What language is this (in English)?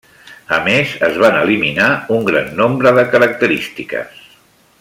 Catalan